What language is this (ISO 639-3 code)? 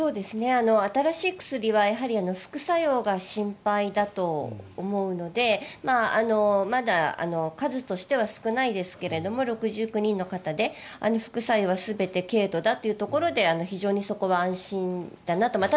jpn